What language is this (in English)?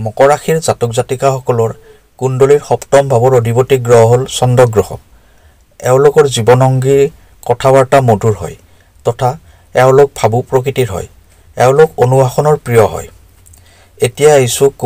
Korean